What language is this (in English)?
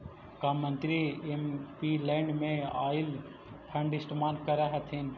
Magahi